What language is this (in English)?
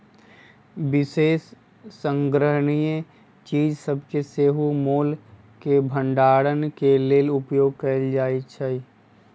Magahi